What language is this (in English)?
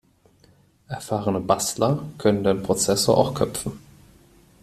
German